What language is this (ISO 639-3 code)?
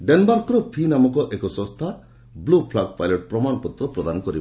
ori